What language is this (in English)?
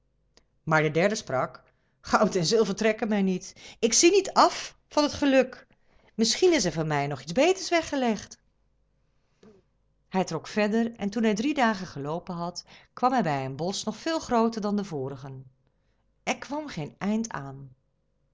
Dutch